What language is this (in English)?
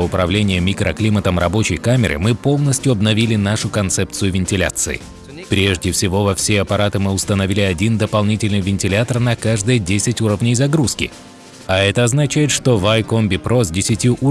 Russian